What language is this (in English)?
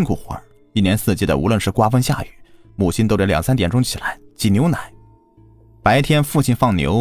Chinese